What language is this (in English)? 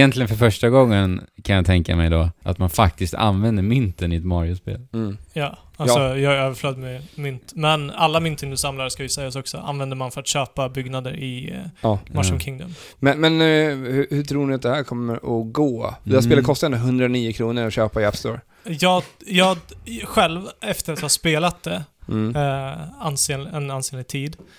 Swedish